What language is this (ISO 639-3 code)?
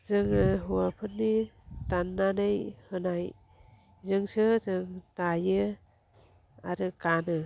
brx